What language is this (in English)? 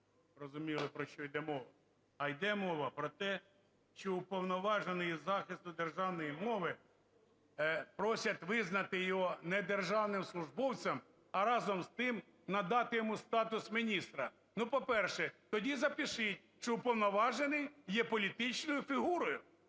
Ukrainian